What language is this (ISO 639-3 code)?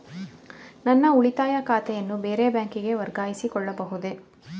kan